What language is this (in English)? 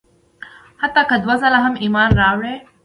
Pashto